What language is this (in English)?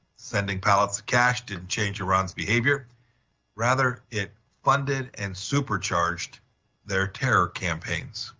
English